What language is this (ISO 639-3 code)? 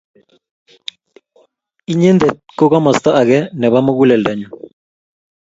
kln